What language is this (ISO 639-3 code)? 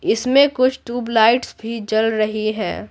hin